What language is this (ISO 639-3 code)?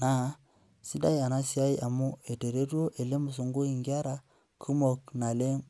mas